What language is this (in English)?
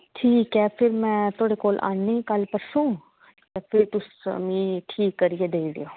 Dogri